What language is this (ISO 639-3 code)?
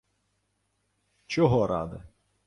ukr